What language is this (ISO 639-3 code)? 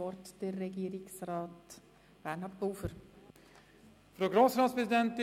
gsw